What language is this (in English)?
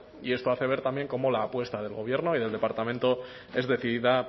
Spanish